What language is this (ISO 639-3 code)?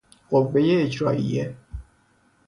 fas